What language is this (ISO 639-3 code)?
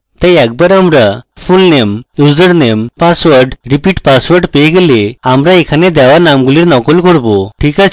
ben